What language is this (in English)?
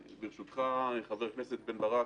Hebrew